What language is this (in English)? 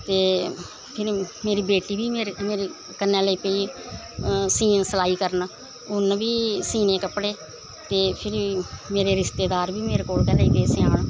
Dogri